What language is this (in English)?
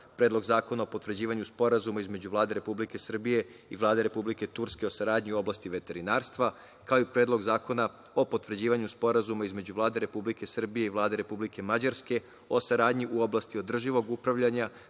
Serbian